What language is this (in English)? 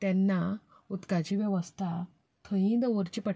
Konkani